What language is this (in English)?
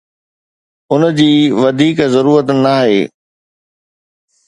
Sindhi